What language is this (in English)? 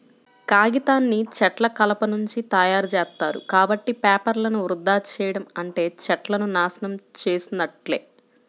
Telugu